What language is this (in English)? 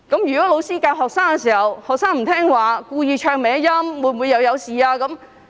Cantonese